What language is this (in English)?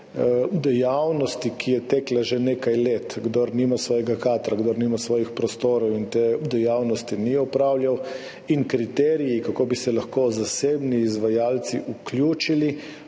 Slovenian